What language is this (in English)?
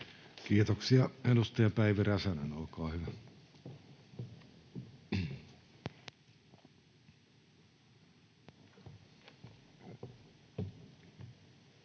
Finnish